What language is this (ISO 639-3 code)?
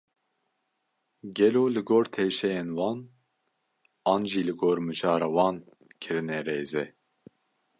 kur